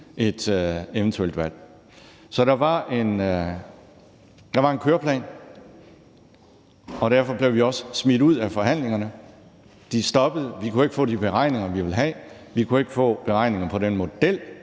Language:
Danish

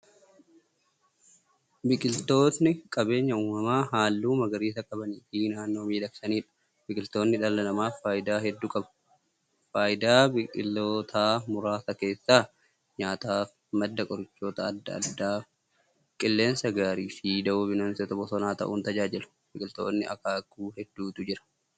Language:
Oromo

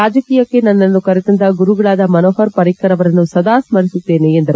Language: Kannada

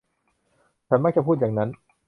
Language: Thai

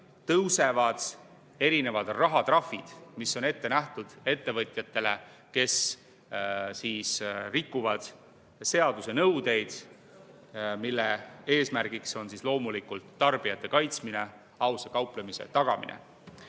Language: Estonian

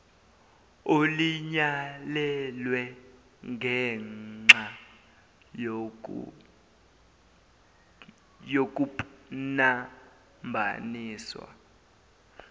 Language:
Zulu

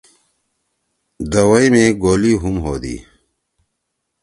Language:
Torwali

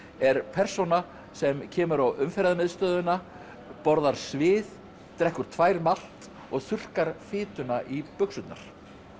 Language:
Icelandic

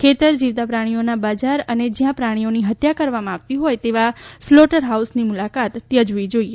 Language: Gujarati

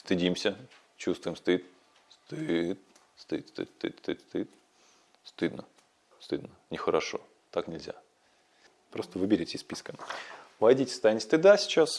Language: Russian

